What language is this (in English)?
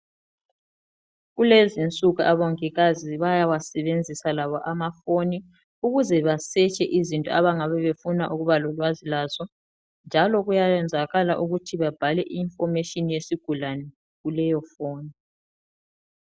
North Ndebele